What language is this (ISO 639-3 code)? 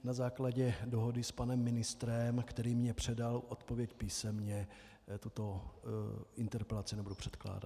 ces